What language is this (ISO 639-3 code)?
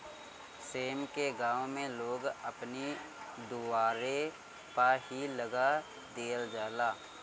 bho